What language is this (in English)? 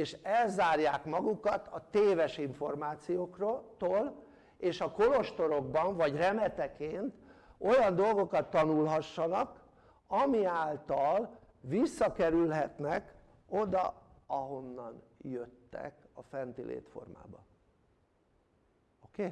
Hungarian